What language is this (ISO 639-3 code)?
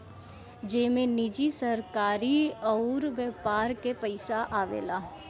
bho